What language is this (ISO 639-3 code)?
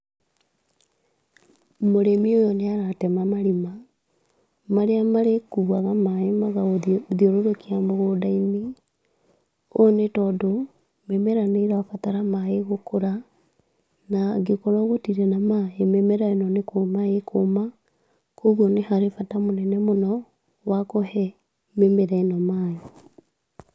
kik